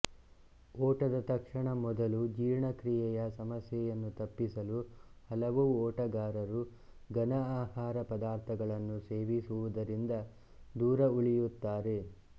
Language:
Kannada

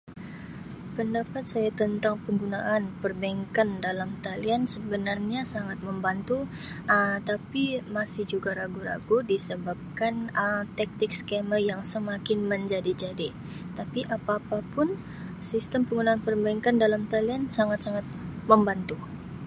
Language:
Sabah Malay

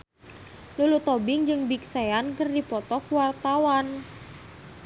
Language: Sundanese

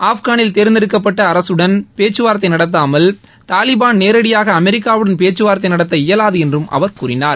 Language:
Tamil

